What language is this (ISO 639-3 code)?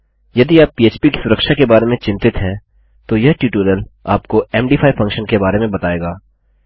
hin